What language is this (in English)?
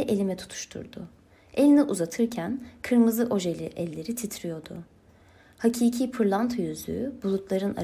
Turkish